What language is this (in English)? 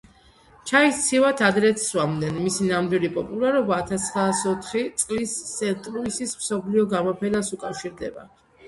Georgian